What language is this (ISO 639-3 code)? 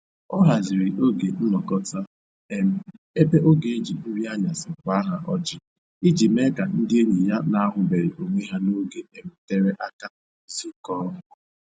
ibo